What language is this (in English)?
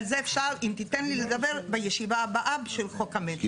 Hebrew